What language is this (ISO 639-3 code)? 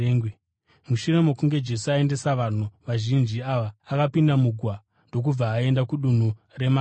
sna